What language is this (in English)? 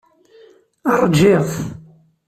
Kabyle